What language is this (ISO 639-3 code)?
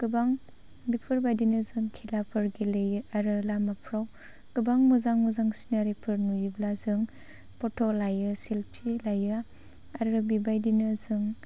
brx